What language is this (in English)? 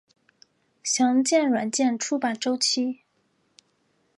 Chinese